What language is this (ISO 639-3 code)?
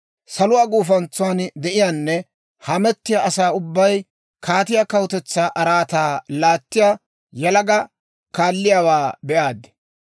dwr